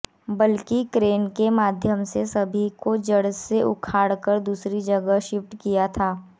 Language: Hindi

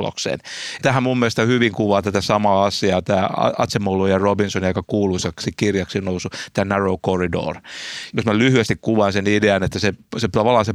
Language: Finnish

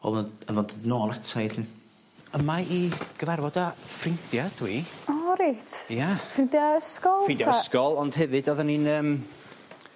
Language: Welsh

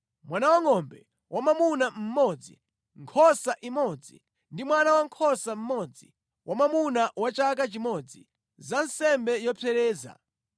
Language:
Nyanja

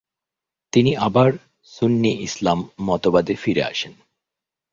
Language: Bangla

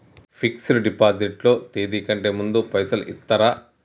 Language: Telugu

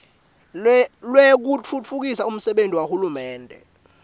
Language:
Swati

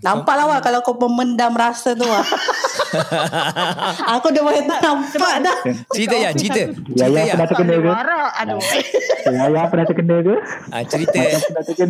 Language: Malay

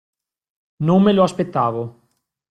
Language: Italian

